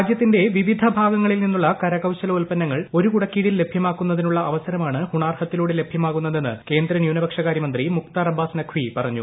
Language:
Malayalam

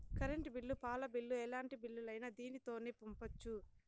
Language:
Telugu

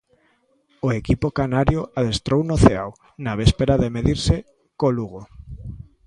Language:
Galician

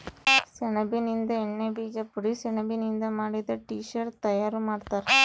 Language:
Kannada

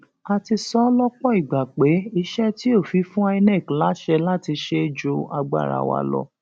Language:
Yoruba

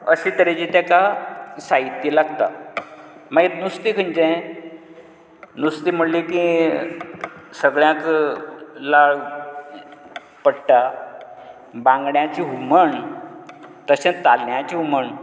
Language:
Konkani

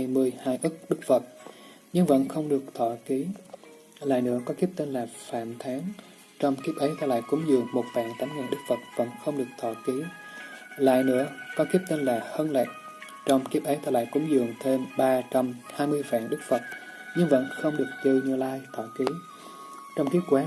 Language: Vietnamese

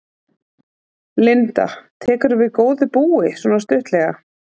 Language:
Icelandic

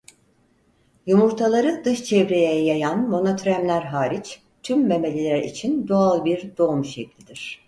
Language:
Turkish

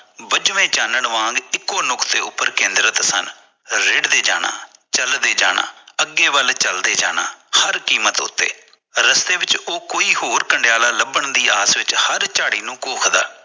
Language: Punjabi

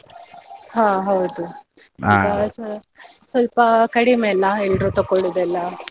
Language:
Kannada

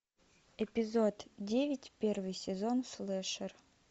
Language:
Russian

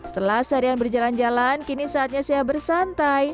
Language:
Indonesian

